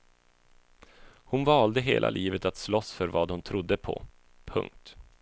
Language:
Swedish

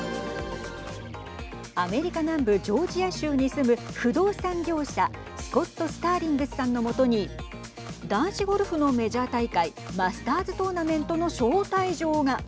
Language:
Japanese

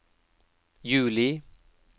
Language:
Norwegian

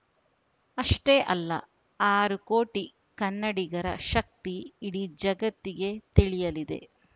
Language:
Kannada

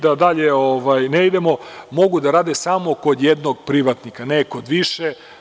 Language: Serbian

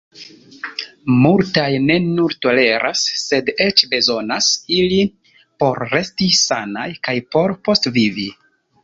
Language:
Esperanto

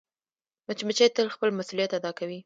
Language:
Pashto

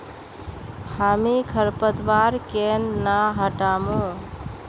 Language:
Magahi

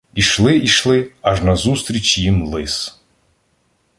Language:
Ukrainian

